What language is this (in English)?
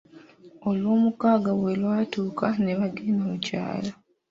Ganda